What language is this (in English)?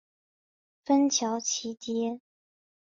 Chinese